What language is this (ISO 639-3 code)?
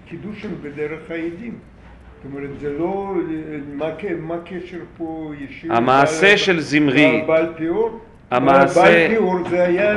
heb